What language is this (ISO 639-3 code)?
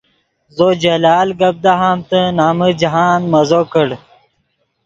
ydg